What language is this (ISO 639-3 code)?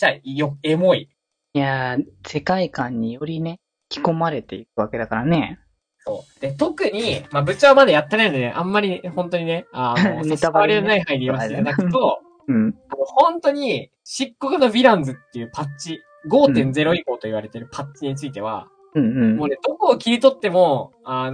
jpn